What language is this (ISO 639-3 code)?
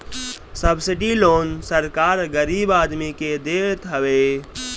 bho